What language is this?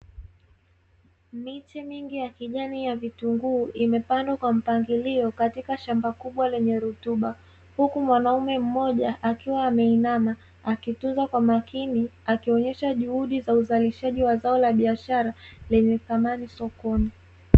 Swahili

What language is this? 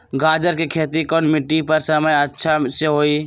Magahi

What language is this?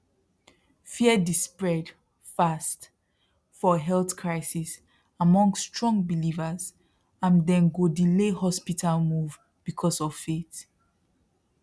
Nigerian Pidgin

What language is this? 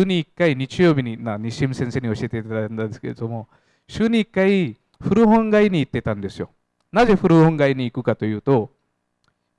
Japanese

